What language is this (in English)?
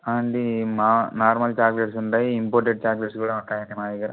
Telugu